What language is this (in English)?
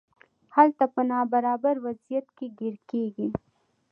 Pashto